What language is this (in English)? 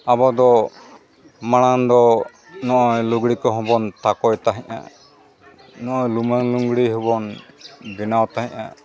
Santali